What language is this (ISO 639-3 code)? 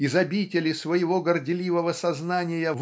rus